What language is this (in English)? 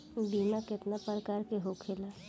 Bhojpuri